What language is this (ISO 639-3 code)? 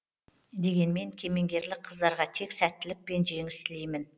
kaz